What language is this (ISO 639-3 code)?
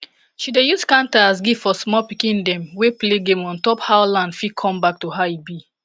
pcm